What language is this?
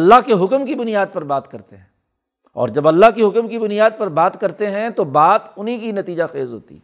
Urdu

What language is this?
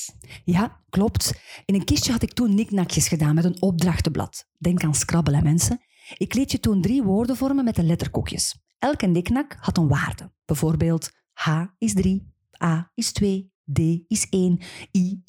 Dutch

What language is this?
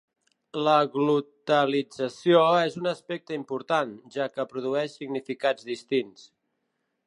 Catalan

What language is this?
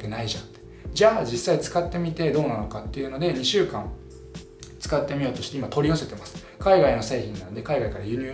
Japanese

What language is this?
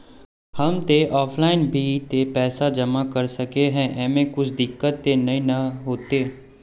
Magahi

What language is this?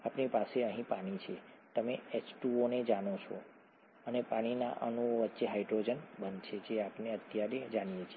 Gujarati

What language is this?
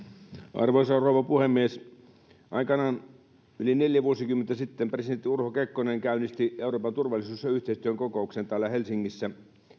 Finnish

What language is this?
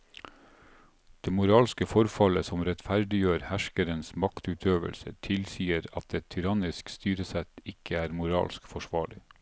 Norwegian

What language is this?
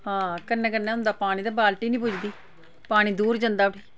Dogri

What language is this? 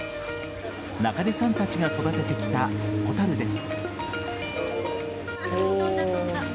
Japanese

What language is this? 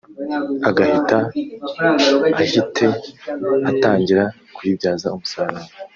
Kinyarwanda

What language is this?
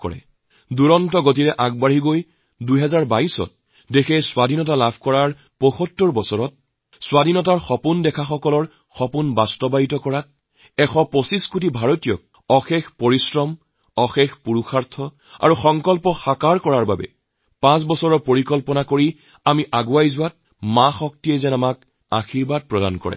Assamese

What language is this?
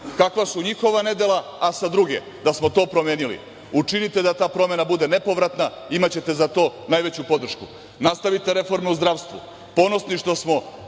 Serbian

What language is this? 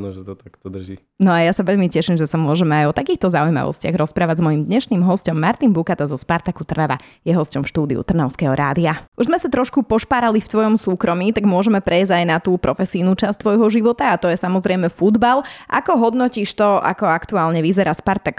Slovak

